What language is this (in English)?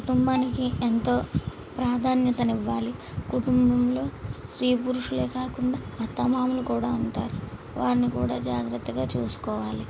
Telugu